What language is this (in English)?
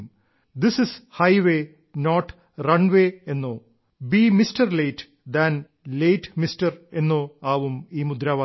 Malayalam